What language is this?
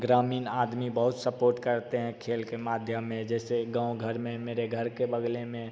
Hindi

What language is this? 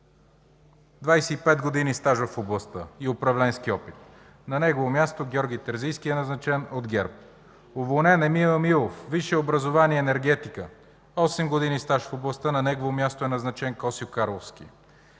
Bulgarian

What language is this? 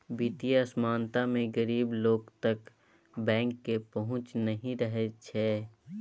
Maithili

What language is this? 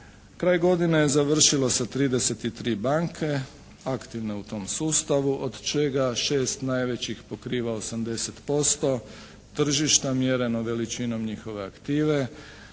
Croatian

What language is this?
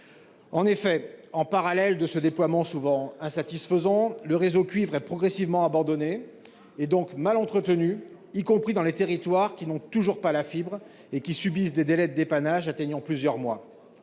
French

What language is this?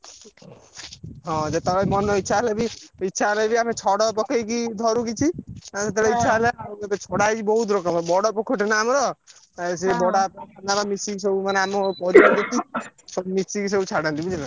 Odia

